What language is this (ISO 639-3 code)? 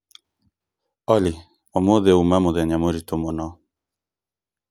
kik